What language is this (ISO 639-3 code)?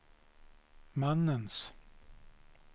swe